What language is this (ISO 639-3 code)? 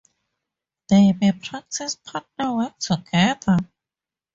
eng